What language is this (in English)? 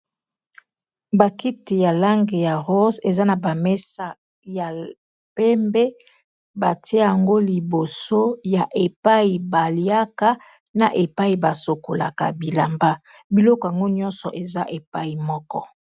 Lingala